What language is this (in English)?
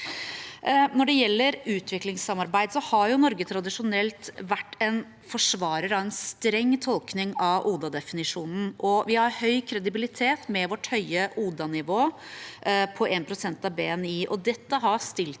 Norwegian